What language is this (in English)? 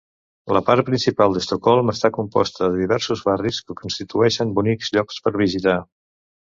Catalan